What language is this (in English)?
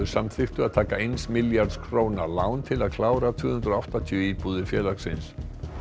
Icelandic